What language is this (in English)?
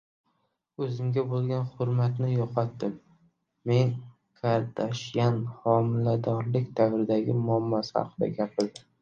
Uzbek